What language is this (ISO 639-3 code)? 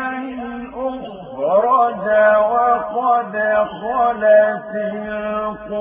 ara